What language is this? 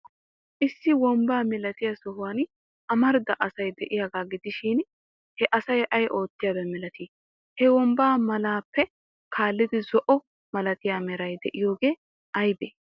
Wolaytta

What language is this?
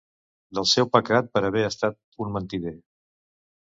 Catalan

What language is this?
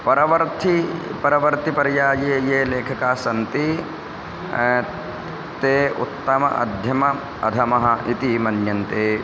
Sanskrit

